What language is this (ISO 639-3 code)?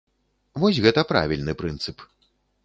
bel